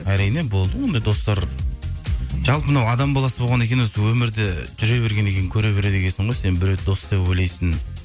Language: Kazakh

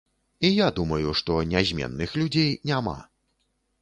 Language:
Belarusian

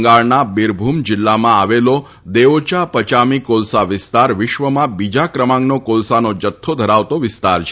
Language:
Gujarati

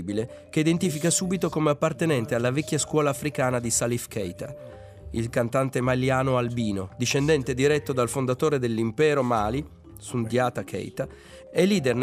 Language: Italian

